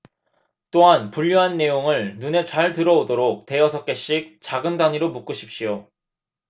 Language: Korean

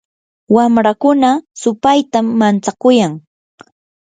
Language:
Yanahuanca Pasco Quechua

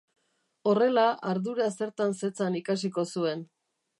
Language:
Basque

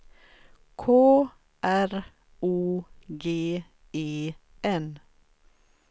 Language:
Swedish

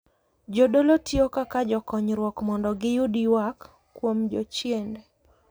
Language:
Luo (Kenya and Tanzania)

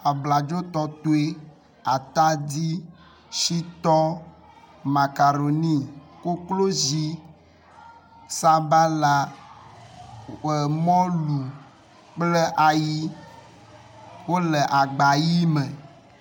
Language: Ewe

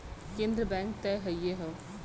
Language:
Bhojpuri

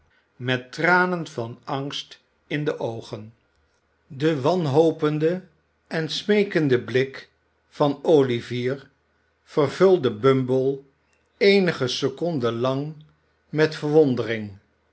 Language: Dutch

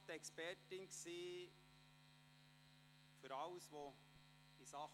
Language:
Swiss German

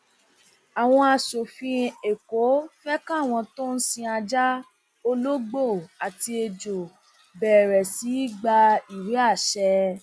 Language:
Yoruba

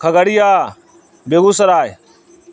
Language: Urdu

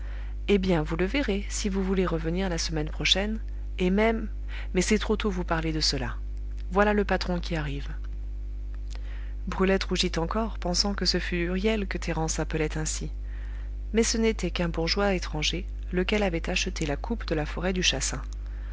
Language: French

